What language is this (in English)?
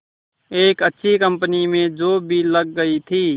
Hindi